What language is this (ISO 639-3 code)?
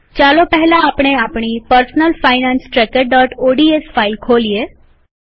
guj